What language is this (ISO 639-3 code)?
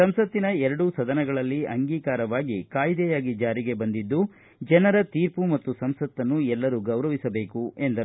kan